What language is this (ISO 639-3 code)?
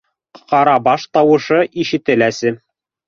bak